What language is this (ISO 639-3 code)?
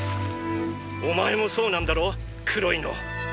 jpn